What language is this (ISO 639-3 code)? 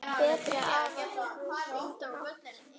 isl